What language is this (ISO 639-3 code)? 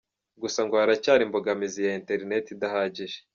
kin